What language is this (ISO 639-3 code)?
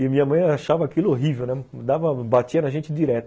por